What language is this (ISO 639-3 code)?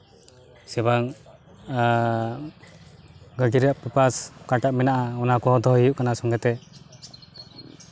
sat